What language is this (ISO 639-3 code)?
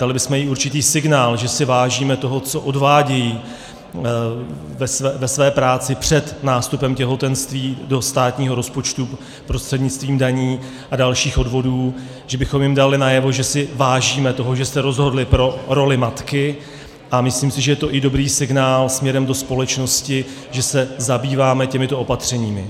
ces